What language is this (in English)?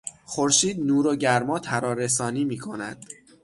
Persian